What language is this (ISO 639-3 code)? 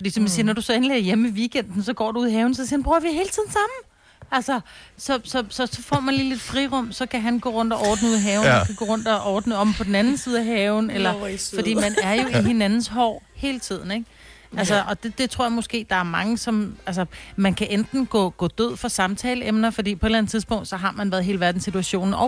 dan